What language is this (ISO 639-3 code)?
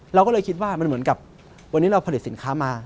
tha